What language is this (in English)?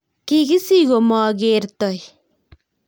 Kalenjin